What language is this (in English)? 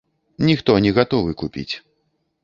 Belarusian